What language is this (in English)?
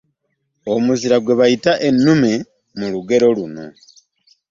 Ganda